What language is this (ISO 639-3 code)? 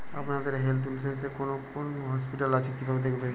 ben